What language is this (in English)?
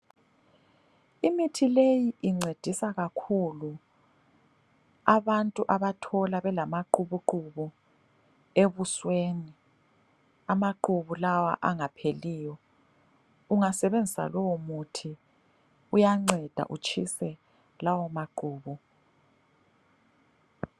North Ndebele